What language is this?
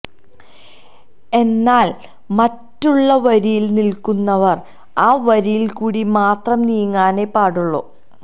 Malayalam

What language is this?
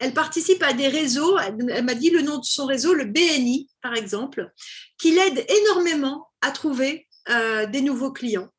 French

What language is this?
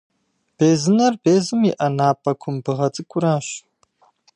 Kabardian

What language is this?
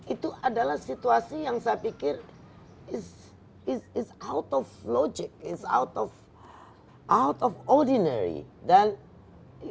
Indonesian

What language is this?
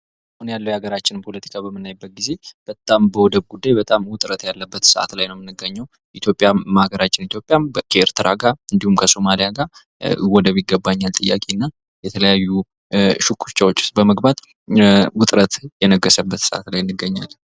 Amharic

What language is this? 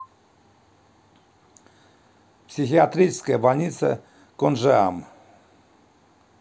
Russian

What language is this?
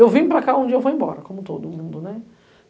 Portuguese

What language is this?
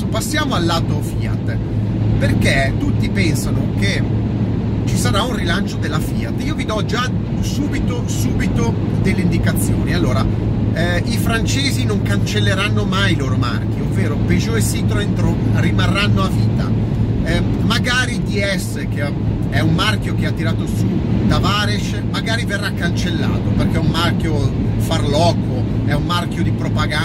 Italian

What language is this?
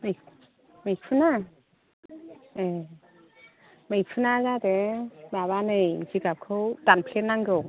Bodo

